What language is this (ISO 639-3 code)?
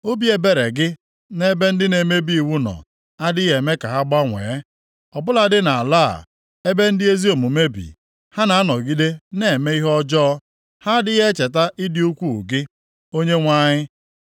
ibo